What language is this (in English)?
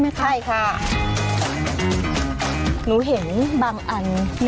Thai